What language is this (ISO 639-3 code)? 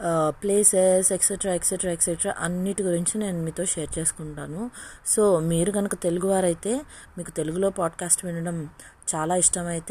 tel